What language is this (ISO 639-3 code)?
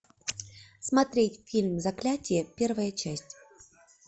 rus